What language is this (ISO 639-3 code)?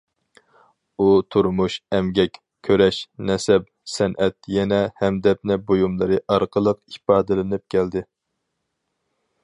uig